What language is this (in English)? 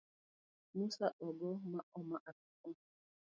Luo (Kenya and Tanzania)